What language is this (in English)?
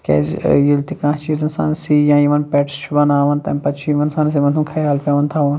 Kashmiri